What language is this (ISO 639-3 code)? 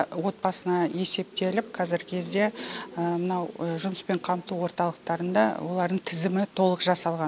kaz